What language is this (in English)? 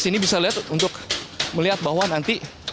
Indonesian